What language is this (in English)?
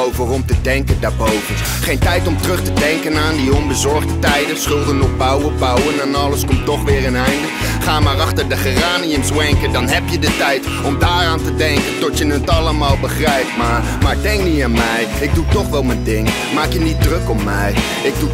Dutch